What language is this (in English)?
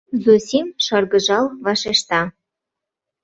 Mari